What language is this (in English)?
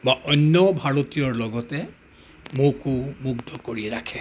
Assamese